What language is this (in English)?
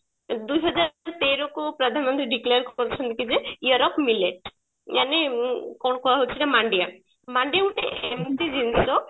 Odia